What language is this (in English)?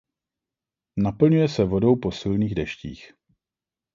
Czech